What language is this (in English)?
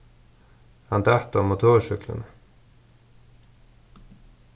Faroese